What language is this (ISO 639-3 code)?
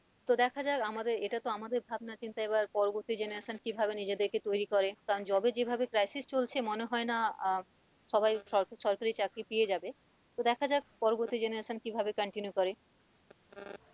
ben